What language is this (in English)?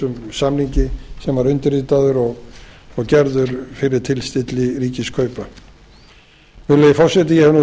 Icelandic